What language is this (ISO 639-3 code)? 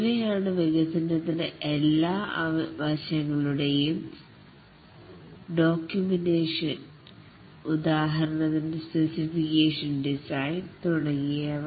mal